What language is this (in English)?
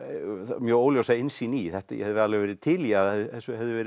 Icelandic